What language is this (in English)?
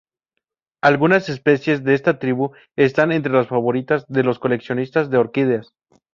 Spanish